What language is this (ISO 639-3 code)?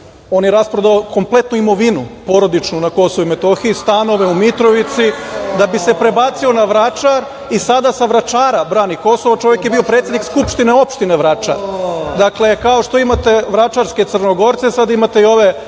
srp